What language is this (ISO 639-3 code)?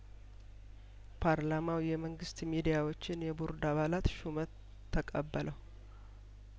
amh